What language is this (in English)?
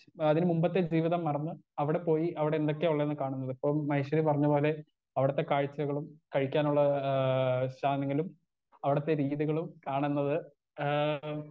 Malayalam